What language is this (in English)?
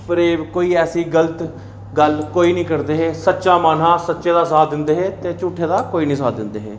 Dogri